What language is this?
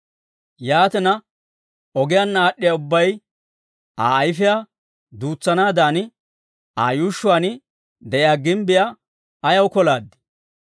Dawro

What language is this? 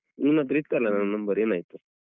Kannada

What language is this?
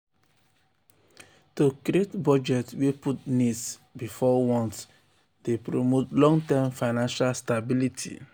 Nigerian Pidgin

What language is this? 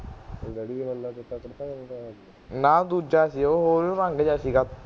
Punjabi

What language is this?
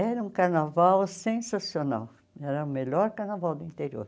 Portuguese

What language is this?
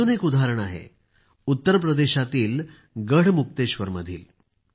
Marathi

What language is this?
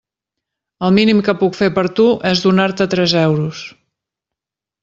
Catalan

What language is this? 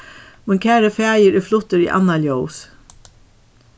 Faroese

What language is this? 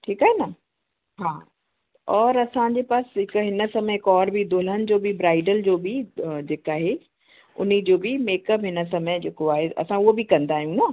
Sindhi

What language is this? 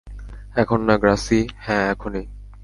Bangla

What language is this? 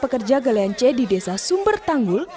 Indonesian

